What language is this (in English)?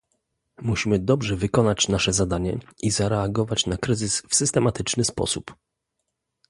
Polish